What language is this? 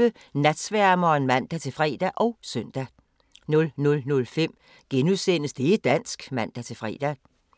Danish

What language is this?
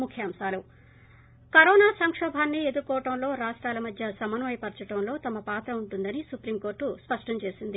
Telugu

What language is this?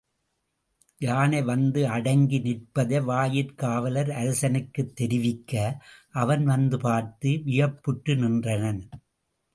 Tamil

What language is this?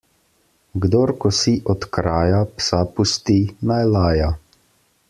Slovenian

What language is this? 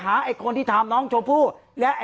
Thai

